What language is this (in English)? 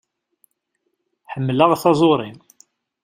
Kabyle